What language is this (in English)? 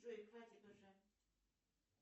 Russian